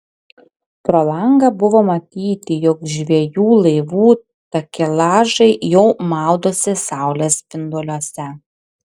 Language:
Lithuanian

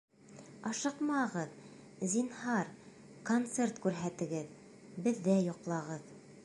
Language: Bashkir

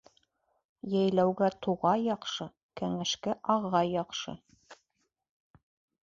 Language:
Bashkir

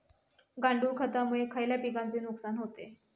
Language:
Marathi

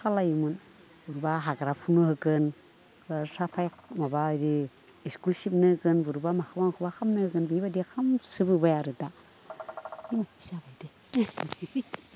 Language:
Bodo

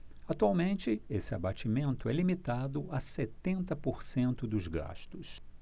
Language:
Portuguese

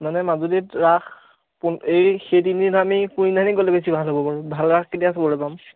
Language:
Assamese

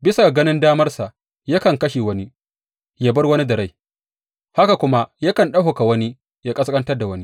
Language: Hausa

